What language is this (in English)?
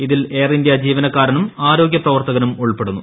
Malayalam